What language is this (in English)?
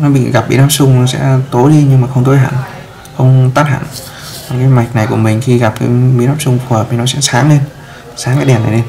Vietnamese